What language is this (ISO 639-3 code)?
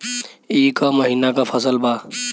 bho